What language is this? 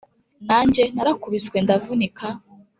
Kinyarwanda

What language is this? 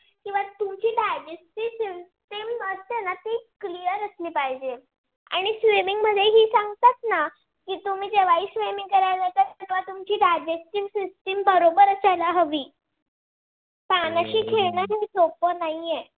Marathi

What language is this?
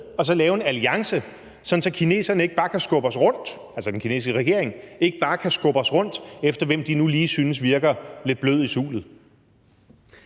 Danish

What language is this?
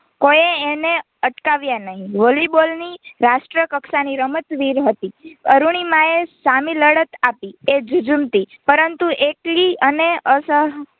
Gujarati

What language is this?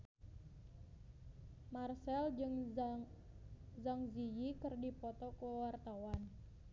Sundanese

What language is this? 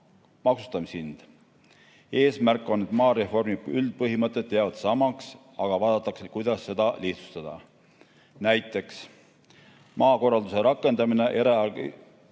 Estonian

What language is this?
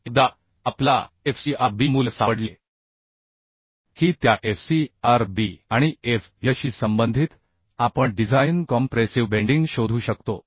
Marathi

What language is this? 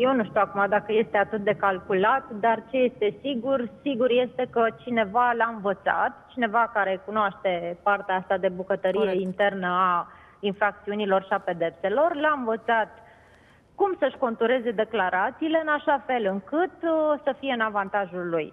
Romanian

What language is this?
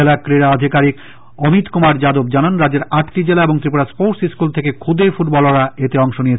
Bangla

